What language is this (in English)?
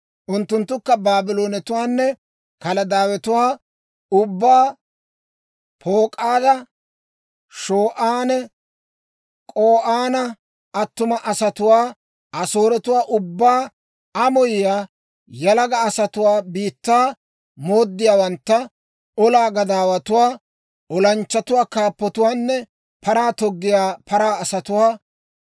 Dawro